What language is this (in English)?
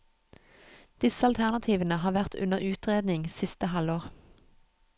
Norwegian